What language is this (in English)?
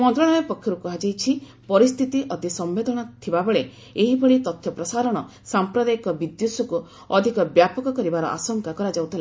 Odia